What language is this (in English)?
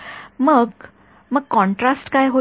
Marathi